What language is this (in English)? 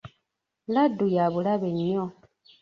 Ganda